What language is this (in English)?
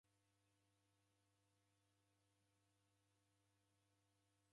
Taita